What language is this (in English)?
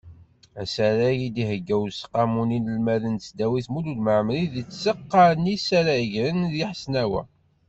Kabyle